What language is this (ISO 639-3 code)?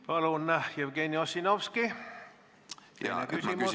est